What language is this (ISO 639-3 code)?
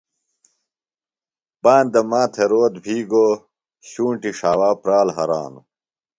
phl